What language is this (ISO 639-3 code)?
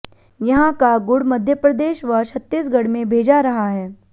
hin